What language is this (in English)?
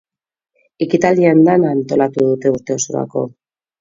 Basque